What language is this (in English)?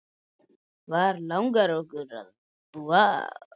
Icelandic